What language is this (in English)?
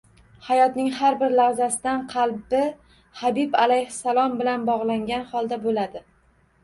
Uzbek